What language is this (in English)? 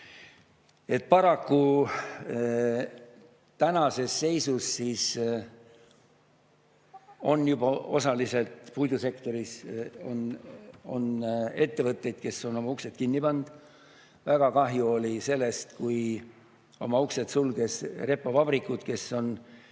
Estonian